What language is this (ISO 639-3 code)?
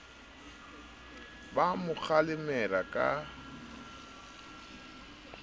sot